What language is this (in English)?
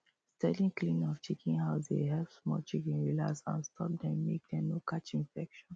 Nigerian Pidgin